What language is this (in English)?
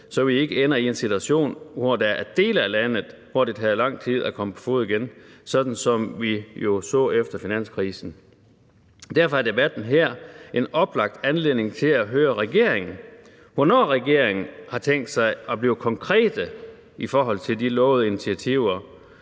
Danish